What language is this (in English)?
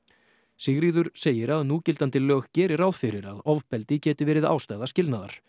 Icelandic